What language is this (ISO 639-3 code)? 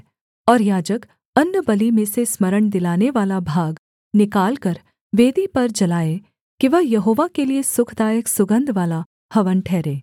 hin